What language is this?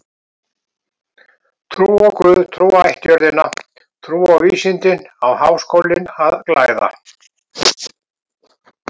Icelandic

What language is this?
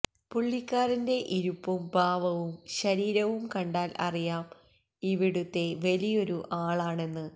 Malayalam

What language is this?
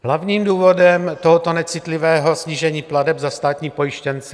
Czech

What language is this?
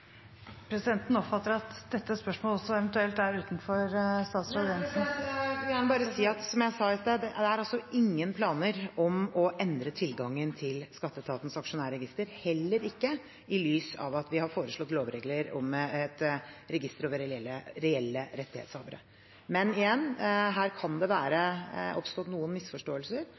Norwegian Bokmål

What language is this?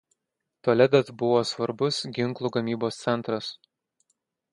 Lithuanian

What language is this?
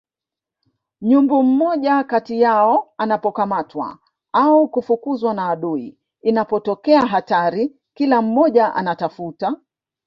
Swahili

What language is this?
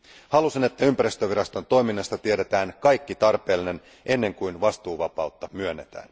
Finnish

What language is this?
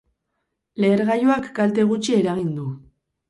Basque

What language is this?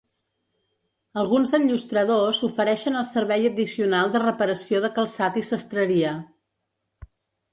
Catalan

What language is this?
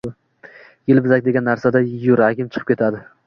Uzbek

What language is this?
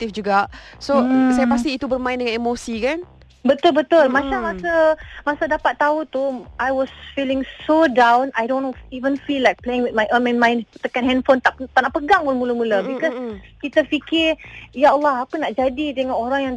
Malay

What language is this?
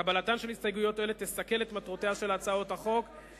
Hebrew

